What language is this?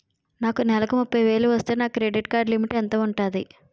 Telugu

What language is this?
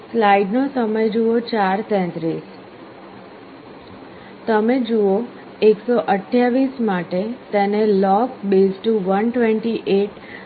Gujarati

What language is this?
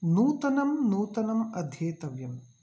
Sanskrit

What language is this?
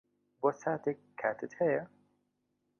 Central Kurdish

